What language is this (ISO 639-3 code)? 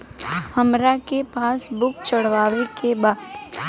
bho